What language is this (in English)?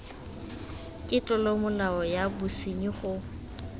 Tswana